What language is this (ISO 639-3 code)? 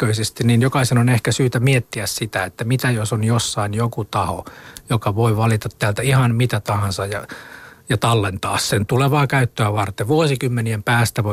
fin